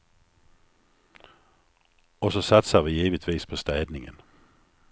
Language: Swedish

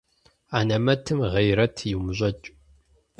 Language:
Kabardian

